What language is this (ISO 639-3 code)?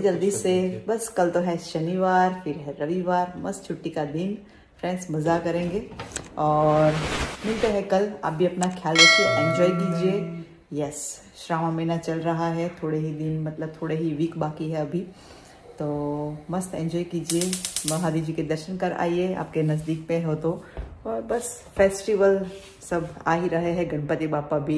hin